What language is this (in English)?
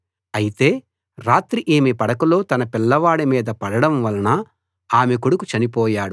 Telugu